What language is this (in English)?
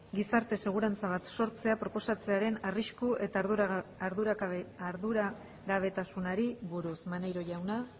Basque